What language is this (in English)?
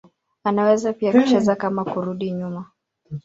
Swahili